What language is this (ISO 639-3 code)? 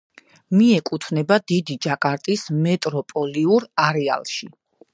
kat